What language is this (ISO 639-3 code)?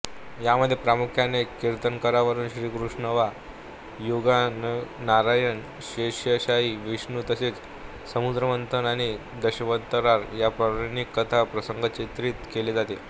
mar